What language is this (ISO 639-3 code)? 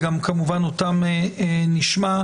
heb